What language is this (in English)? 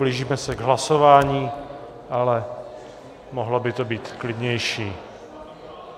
Czech